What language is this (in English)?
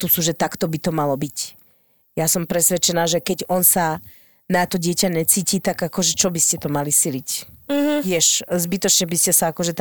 Slovak